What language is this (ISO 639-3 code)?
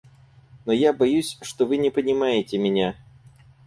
rus